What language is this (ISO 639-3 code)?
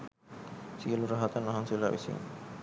sin